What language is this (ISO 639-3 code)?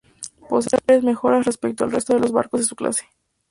spa